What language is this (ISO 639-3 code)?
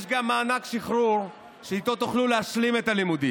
heb